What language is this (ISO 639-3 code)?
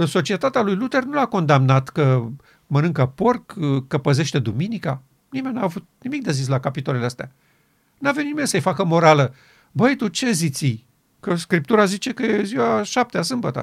ron